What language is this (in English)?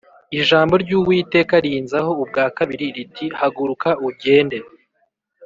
Kinyarwanda